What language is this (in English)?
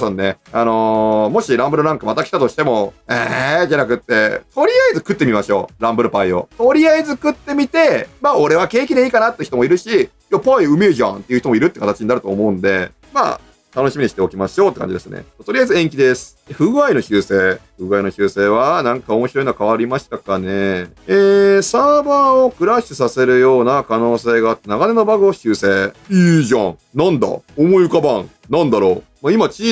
Japanese